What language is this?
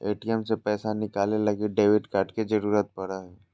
Magahi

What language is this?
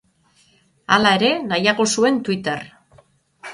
Basque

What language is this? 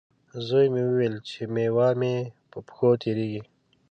Pashto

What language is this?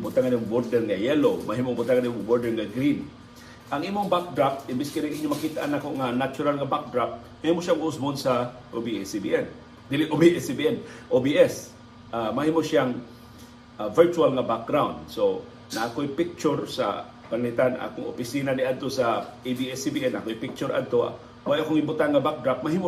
Filipino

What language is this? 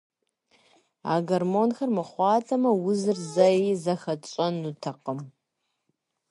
Kabardian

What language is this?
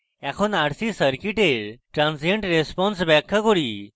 Bangla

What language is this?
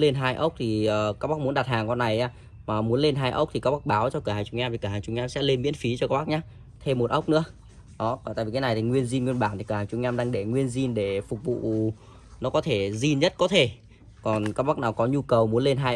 Vietnamese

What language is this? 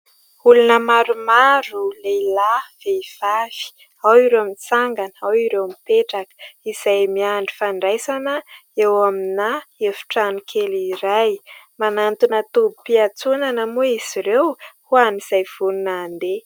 Malagasy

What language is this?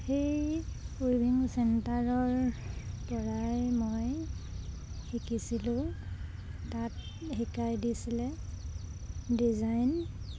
Assamese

